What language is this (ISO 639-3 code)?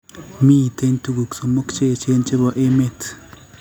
kln